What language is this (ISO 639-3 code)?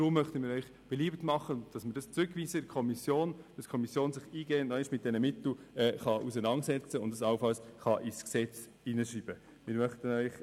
gsw